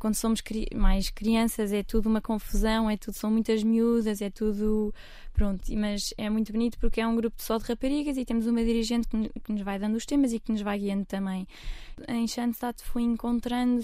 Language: Portuguese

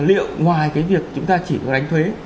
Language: Vietnamese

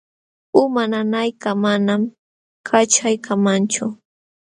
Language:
Jauja Wanca Quechua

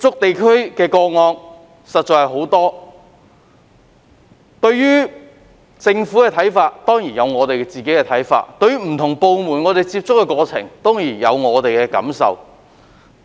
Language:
Cantonese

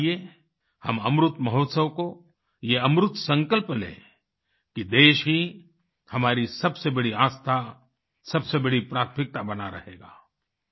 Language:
Hindi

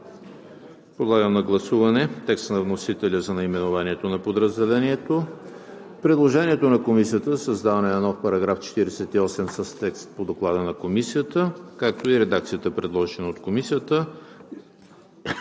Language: Bulgarian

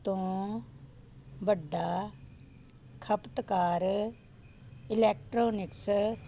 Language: Punjabi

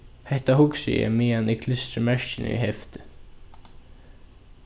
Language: Faroese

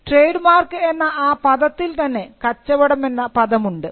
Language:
Malayalam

